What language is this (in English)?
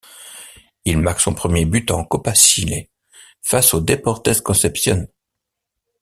French